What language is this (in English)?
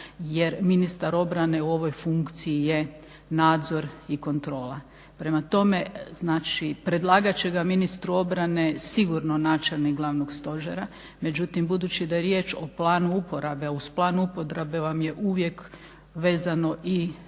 Croatian